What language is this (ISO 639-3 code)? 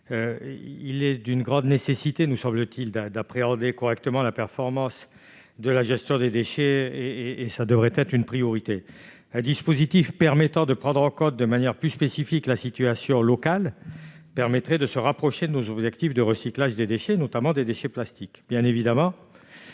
fra